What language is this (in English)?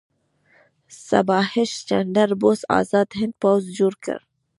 Pashto